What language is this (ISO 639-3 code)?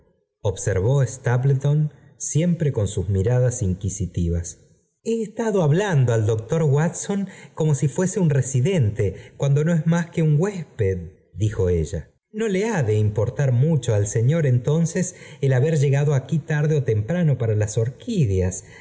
spa